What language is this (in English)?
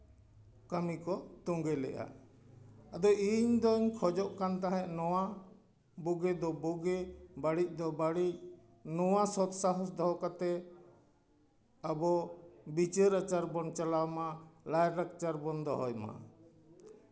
Santali